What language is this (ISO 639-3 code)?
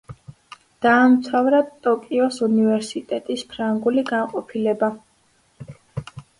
kat